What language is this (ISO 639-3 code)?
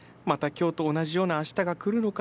jpn